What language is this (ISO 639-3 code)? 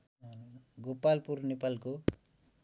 nep